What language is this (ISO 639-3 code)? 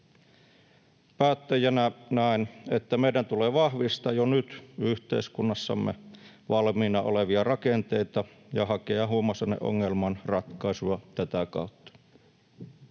fin